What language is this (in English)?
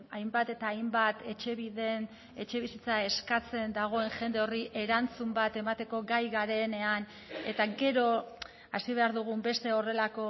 Basque